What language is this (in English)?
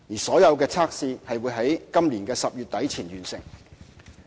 Cantonese